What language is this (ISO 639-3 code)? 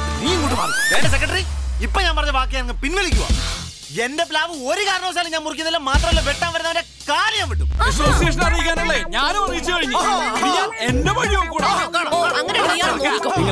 mal